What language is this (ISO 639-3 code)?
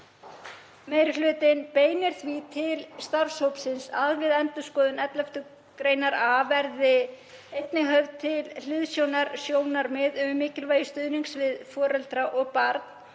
isl